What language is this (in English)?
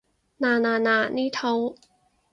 Cantonese